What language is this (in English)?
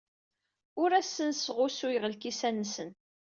Kabyle